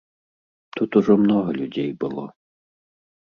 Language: Belarusian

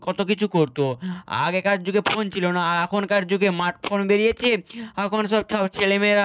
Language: Bangla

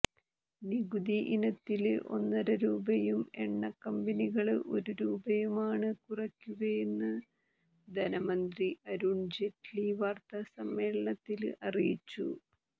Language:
Malayalam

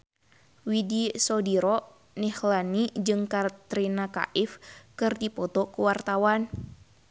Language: Sundanese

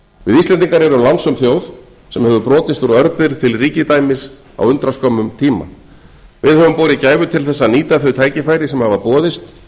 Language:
Icelandic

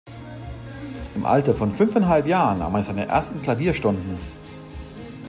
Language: German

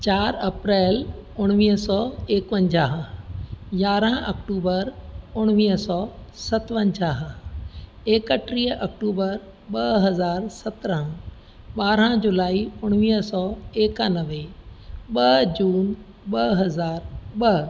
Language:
Sindhi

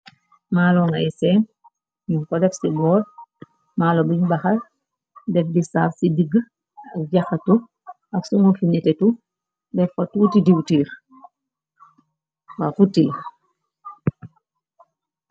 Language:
Wolof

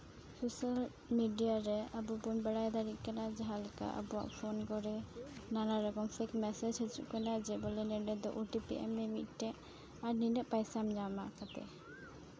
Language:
Santali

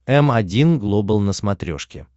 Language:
Russian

